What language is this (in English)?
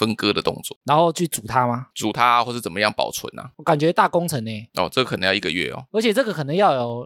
Chinese